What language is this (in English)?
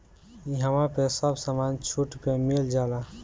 Bhojpuri